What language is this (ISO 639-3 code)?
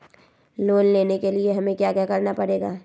mag